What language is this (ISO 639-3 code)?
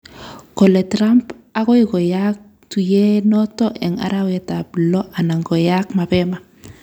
kln